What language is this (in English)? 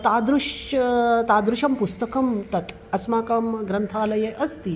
Sanskrit